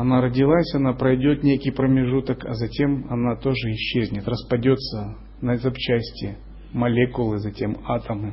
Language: Russian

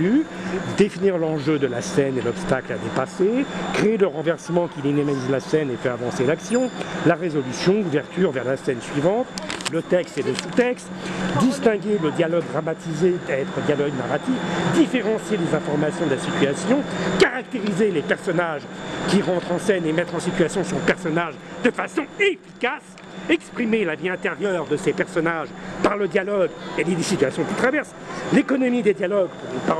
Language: French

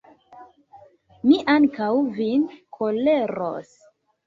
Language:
Esperanto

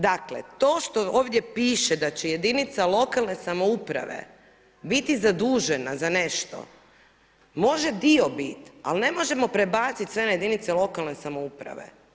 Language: Croatian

